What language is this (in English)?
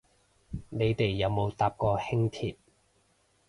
Cantonese